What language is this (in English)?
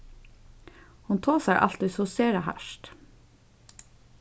Faroese